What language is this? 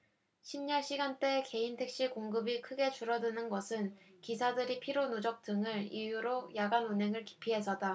Korean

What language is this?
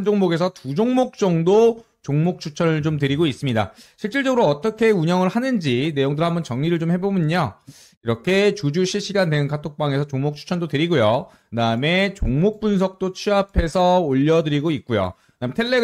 Korean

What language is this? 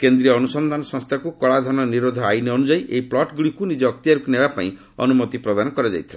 Odia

